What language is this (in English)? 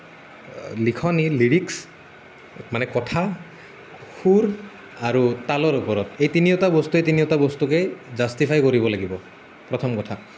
Assamese